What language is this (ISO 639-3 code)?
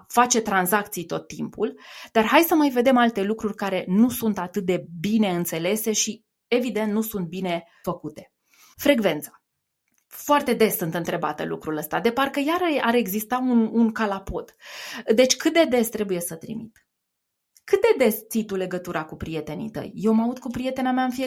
ron